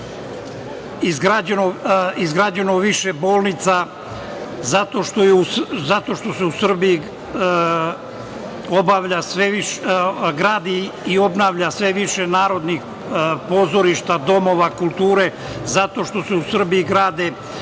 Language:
Serbian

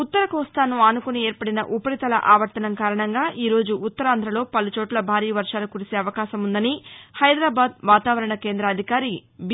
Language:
Telugu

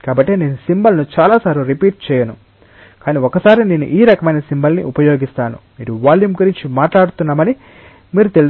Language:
Telugu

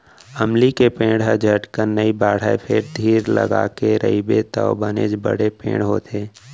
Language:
Chhattisgarhi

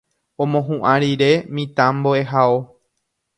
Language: Guarani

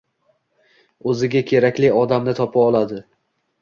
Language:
Uzbek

